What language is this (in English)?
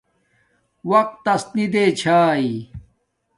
Domaaki